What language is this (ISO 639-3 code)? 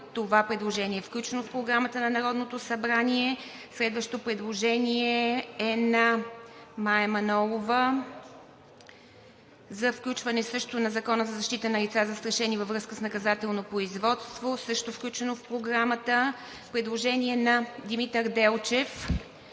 bul